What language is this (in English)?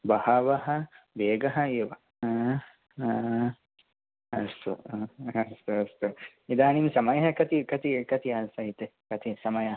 Sanskrit